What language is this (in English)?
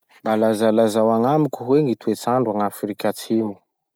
Masikoro Malagasy